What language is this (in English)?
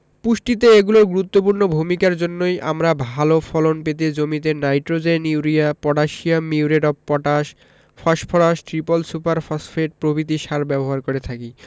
Bangla